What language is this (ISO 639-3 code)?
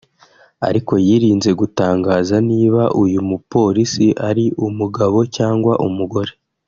kin